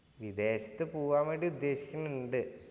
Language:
Malayalam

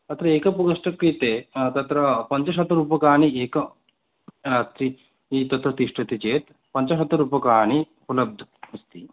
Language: Sanskrit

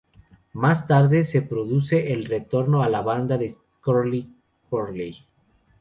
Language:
Spanish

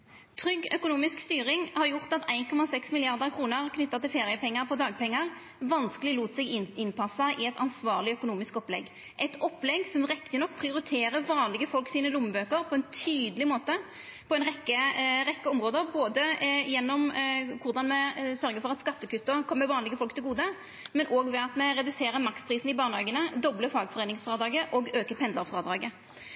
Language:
Norwegian Nynorsk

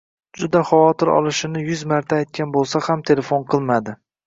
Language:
Uzbek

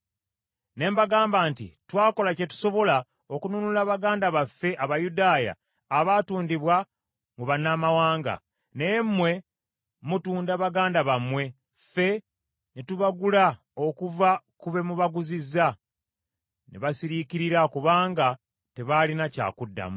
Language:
Ganda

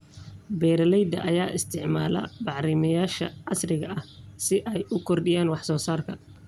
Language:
Somali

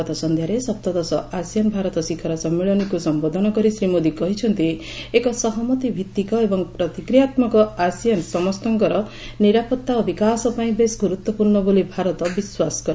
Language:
Odia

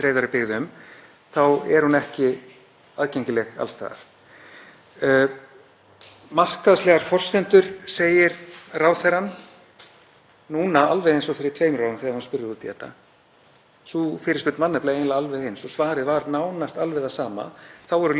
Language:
Icelandic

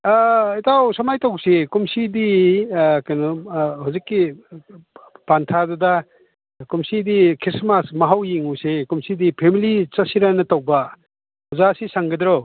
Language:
Manipuri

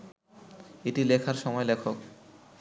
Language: Bangla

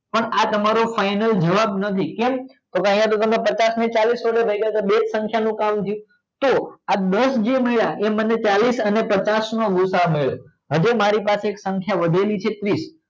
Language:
Gujarati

